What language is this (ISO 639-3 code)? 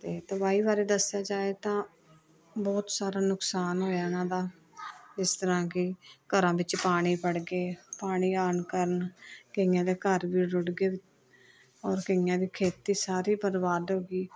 pan